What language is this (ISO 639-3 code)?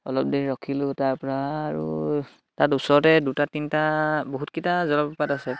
asm